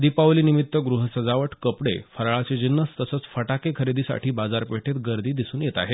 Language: Marathi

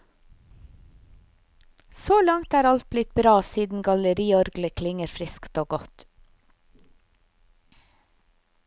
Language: Norwegian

